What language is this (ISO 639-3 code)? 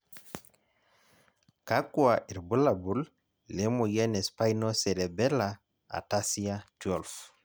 mas